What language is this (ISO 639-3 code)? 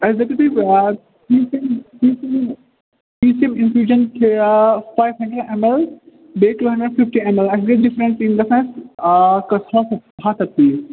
kas